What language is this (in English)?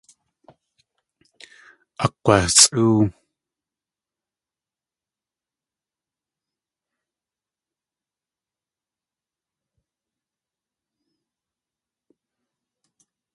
Tlingit